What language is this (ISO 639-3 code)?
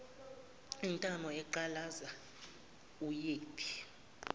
zul